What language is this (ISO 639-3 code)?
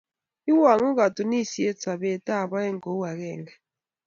kln